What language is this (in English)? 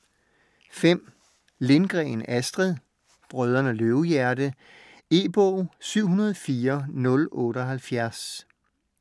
Danish